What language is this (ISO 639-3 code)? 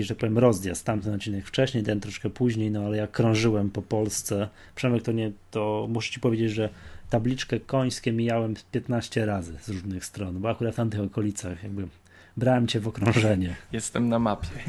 pol